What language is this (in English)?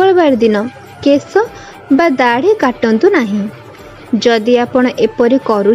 Bangla